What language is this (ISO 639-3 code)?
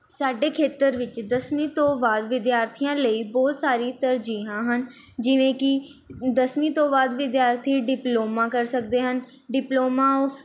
pan